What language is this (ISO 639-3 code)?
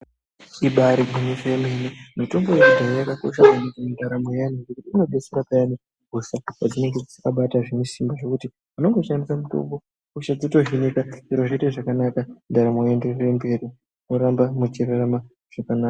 ndc